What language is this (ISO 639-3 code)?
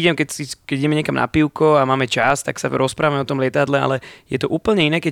slk